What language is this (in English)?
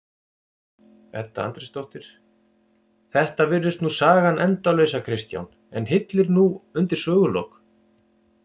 Icelandic